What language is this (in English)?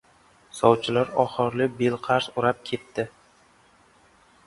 Uzbek